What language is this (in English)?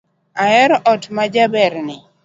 Luo (Kenya and Tanzania)